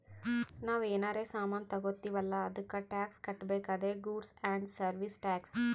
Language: Kannada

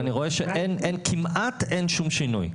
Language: Hebrew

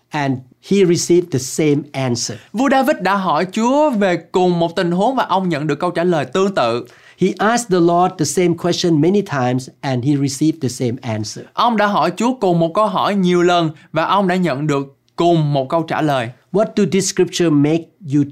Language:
Vietnamese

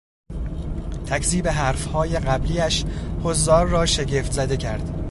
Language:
Persian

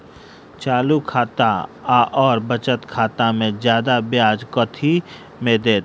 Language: Maithili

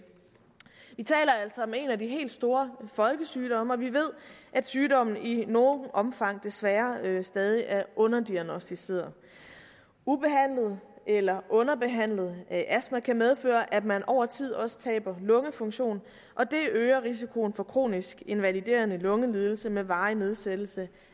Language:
Danish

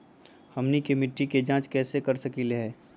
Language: Magahi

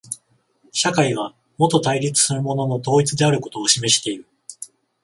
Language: Japanese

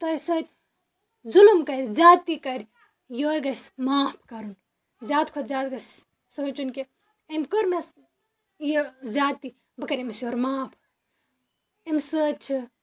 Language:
Kashmiri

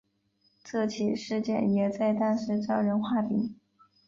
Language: Chinese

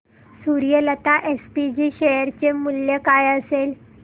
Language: Marathi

